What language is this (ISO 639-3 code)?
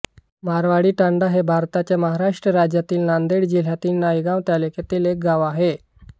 mar